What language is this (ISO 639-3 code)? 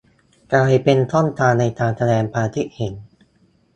tha